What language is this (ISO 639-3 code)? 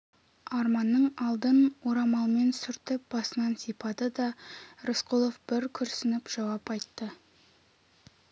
kaz